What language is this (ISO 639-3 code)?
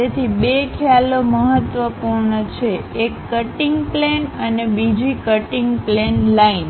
guj